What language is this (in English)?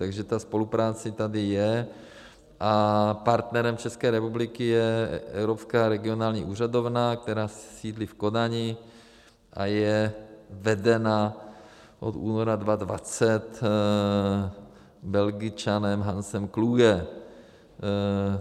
Czech